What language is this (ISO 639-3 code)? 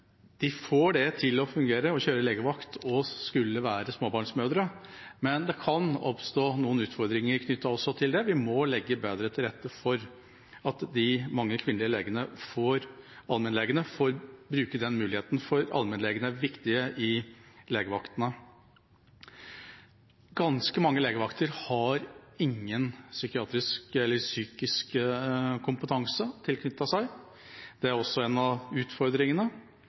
nob